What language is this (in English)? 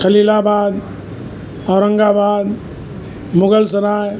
Sindhi